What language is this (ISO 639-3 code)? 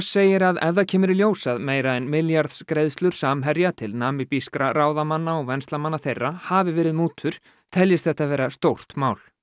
isl